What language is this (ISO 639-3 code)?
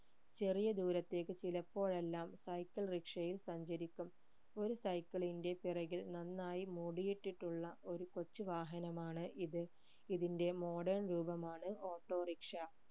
mal